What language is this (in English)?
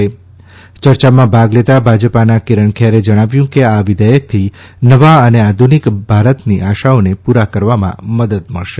Gujarati